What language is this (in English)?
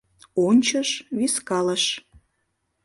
Mari